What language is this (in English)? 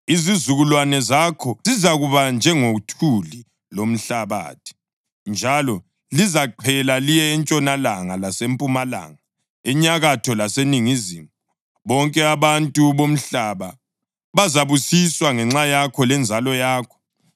North Ndebele